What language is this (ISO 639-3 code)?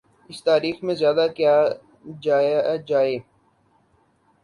urd